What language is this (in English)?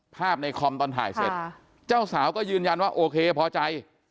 Thai